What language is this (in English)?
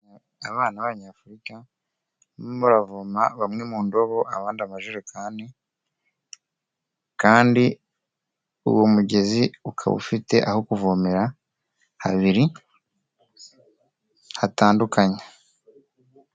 Kinyarwanda